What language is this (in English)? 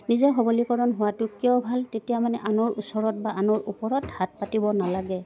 Assamese